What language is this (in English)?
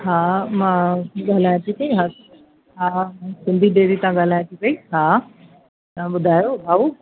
Sindhi